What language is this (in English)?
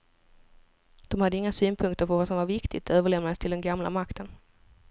Swedish